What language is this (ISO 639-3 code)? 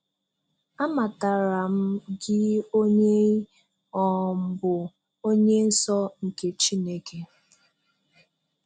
ibo